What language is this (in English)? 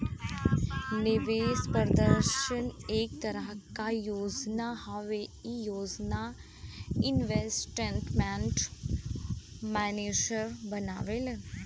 Bhojpuri